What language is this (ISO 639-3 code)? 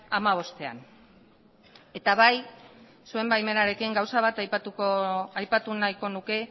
eus